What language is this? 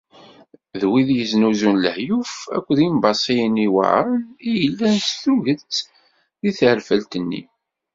Kabyle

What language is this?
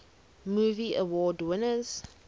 English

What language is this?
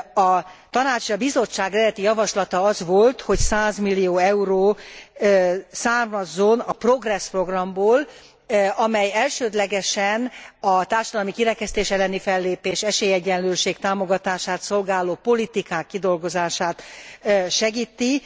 Hungarian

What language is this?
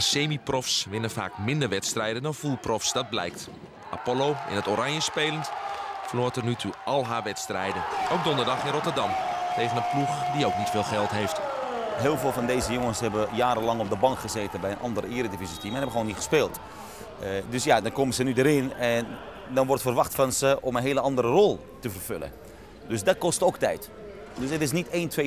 Dutch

